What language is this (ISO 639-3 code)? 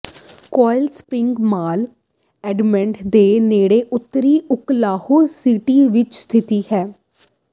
pan